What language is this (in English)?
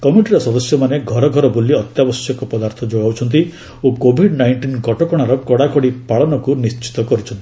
Odia